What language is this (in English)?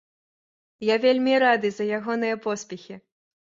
Belarusian